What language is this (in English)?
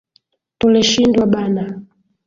Swahili